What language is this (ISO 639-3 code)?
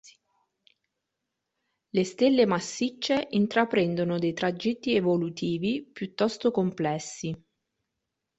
ita